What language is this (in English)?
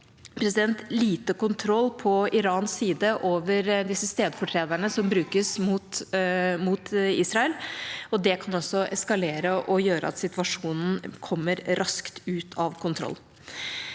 Norwegian